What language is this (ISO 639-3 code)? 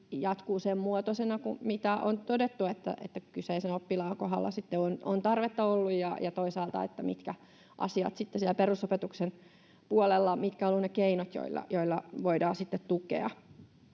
fin